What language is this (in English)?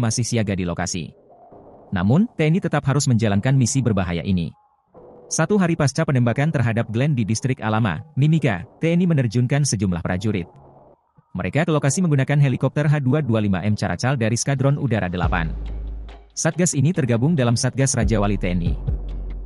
Indonesian